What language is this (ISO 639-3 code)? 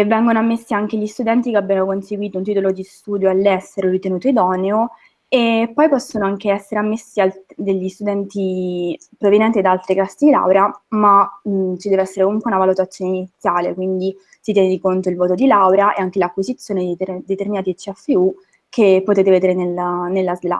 ita